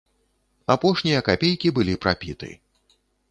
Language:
Belarusian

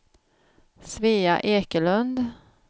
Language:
Swedish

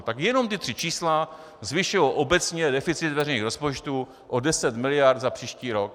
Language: Czech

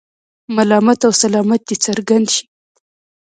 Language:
Pashto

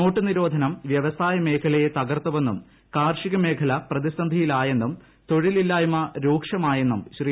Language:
Malayalam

